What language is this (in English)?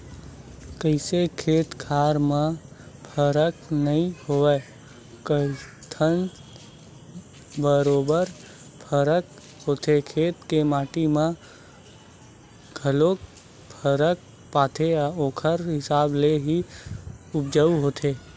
Chhattisgarhi